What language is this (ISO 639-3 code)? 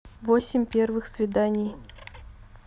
rus